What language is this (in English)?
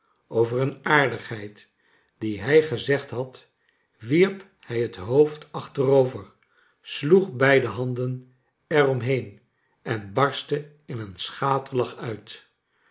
Dutch